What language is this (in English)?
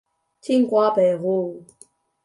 Chinese